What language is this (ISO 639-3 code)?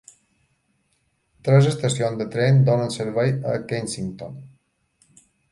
cat